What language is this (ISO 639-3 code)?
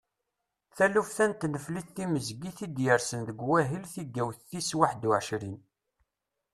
kab